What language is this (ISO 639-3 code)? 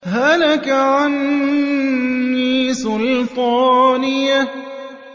ara